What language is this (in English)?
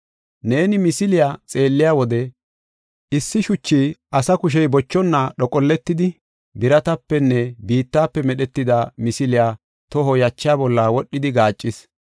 Gofa